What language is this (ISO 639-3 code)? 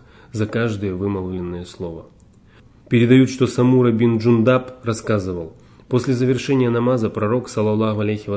rus